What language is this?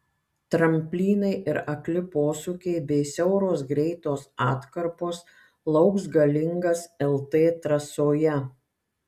Lithuanian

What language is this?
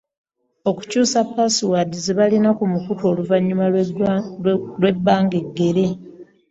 Ganda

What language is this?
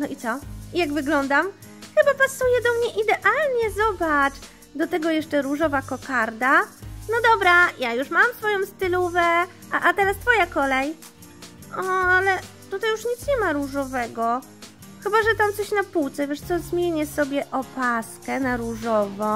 Polish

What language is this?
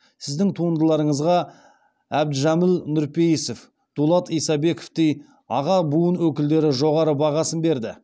Kazakh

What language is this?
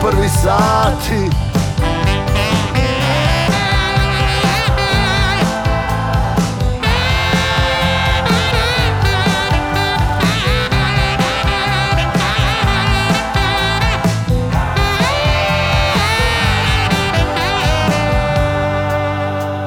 Croatian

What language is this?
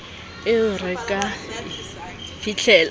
Southern Sotho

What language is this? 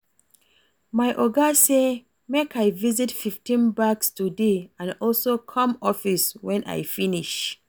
Nigerian Pidgin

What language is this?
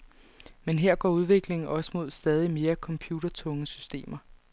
Danish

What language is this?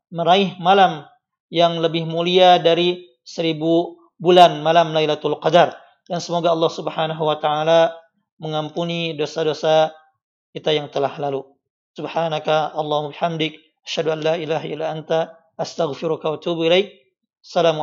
Indonesian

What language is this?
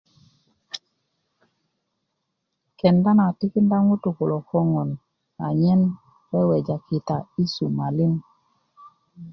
Kuku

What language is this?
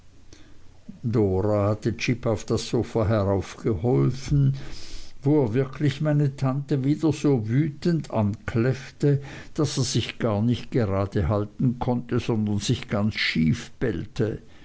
German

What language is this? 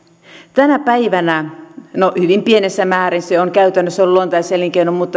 Finnish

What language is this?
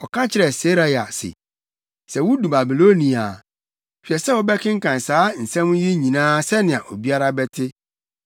Akan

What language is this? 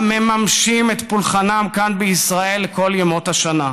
Hebrew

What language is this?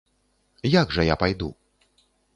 Belarusian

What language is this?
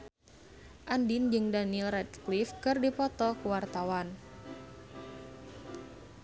Sundanese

